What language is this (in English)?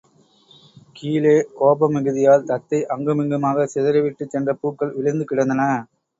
Tamil